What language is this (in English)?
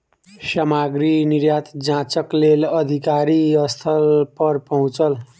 Maithili